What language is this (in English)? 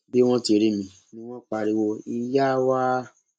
Yoruba